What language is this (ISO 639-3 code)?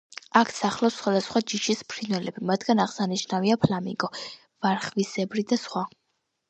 kat